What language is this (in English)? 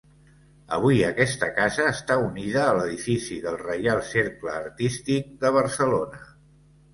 Catalan